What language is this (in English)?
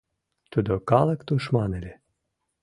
Mari